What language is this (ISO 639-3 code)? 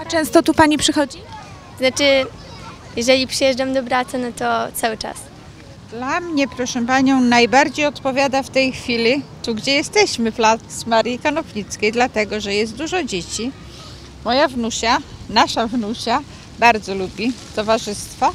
pol